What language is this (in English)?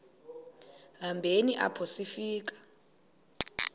Xhosa